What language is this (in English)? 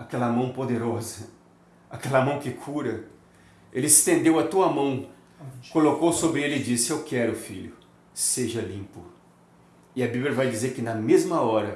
Portuguese